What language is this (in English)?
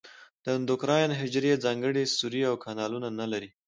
Pashto